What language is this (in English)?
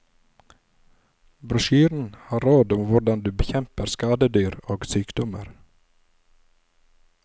Norwegian